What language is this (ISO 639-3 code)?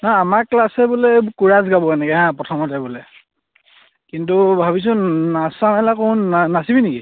asm